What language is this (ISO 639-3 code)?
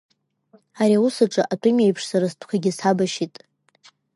abk